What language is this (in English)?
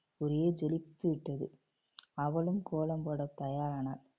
Tamil